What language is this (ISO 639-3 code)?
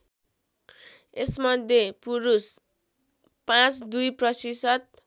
nep